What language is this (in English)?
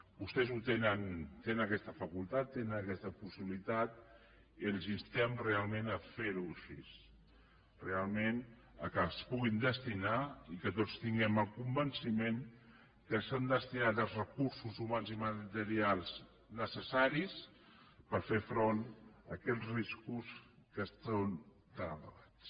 Catalan